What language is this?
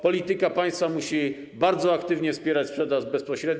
Polish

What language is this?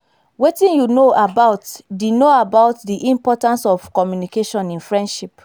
Nigerian Pidgin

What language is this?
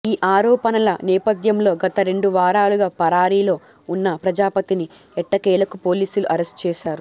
Telugu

